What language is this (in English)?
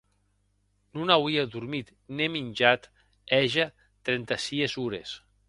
Occitan